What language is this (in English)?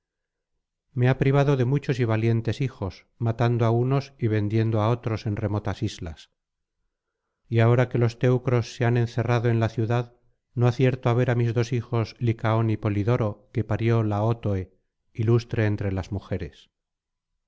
Spanish